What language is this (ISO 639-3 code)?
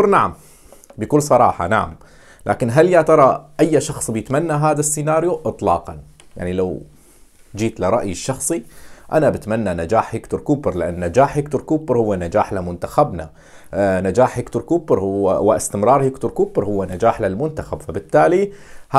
ara